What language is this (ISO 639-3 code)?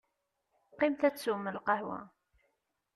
kab